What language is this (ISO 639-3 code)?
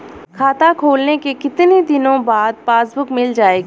hin